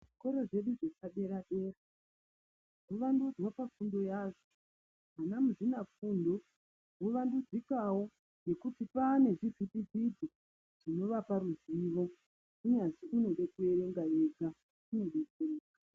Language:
Ndau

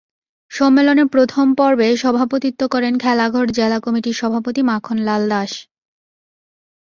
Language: Bangla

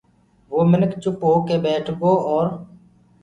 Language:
Gurgula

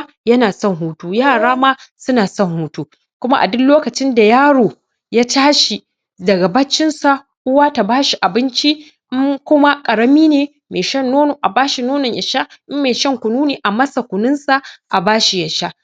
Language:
Hausa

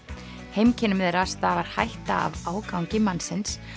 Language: Icelandic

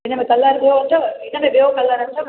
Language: Sindhi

